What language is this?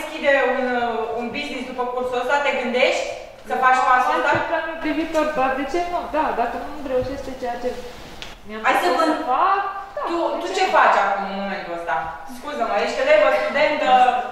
Romanian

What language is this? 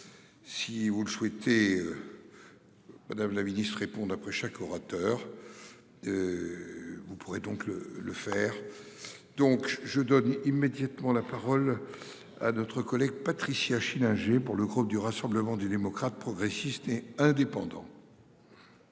French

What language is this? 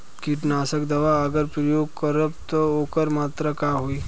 Bhojpuri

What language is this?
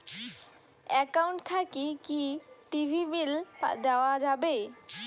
Bangla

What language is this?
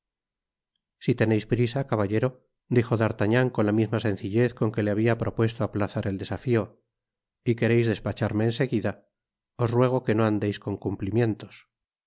Spanish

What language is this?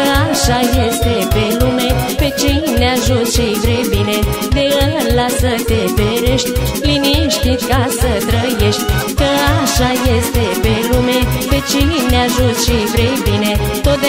Romanian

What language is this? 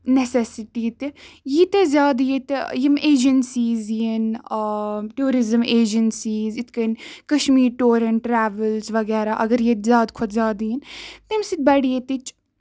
Kashmiri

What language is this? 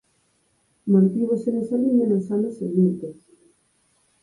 Galician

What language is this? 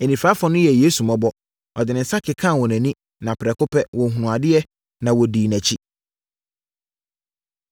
Akan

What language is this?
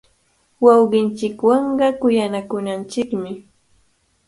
Cajatambo North Lima Quechua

